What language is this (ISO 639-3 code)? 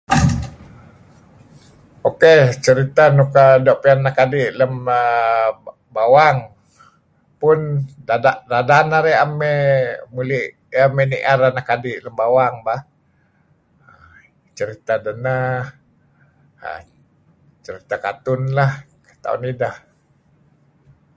kzi